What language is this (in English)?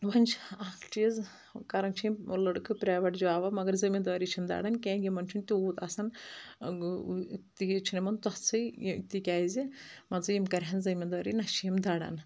Kashmiri